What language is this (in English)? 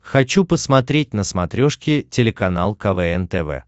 Russian